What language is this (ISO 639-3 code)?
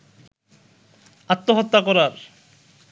ben